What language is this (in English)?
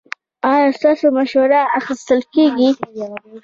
Pashto